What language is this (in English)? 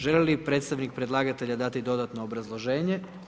Croatian